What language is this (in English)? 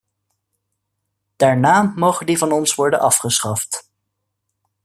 Dutch